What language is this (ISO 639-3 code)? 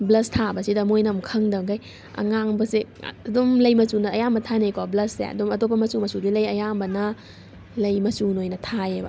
mni